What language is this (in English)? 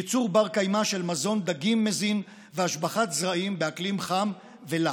Hebrew